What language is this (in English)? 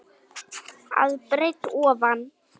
Icelandic